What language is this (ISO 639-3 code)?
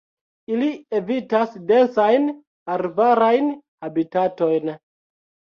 epo